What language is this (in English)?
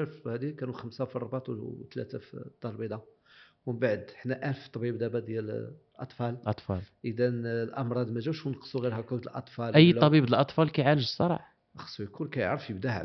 Arabic